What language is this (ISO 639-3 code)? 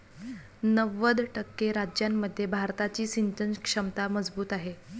mar